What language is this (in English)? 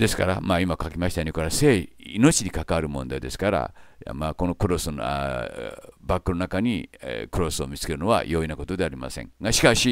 Japanese